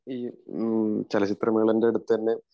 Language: Malayalam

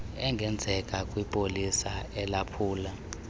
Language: Xhosa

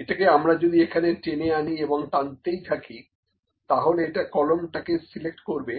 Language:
Bangla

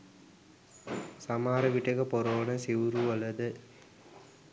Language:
Sinhala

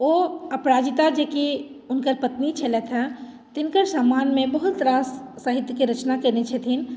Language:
Maithili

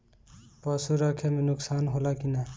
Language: Bhojpuri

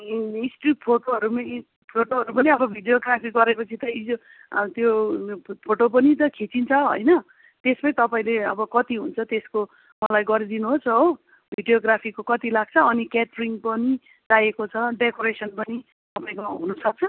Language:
Nepali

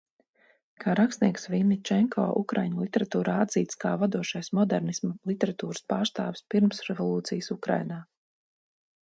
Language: Latvian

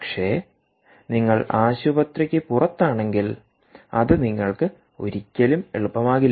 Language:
Malayalam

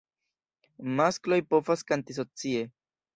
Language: Esperanto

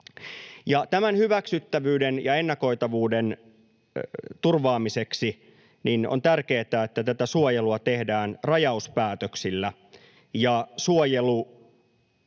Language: Finnish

